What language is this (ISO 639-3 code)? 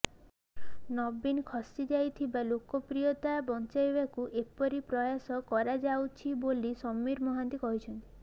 ori